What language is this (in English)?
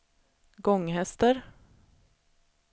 Swedish